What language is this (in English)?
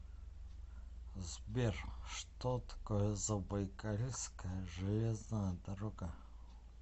Russian